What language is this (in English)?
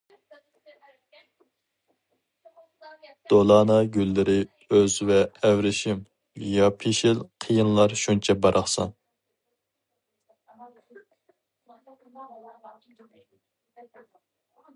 Uyghur